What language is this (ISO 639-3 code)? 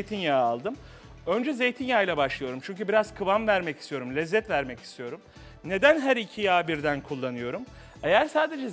tur